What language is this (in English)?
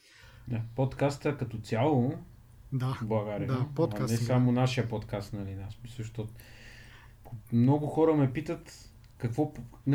Bulgarian